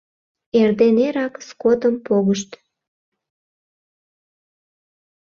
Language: Mari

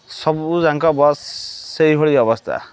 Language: Odia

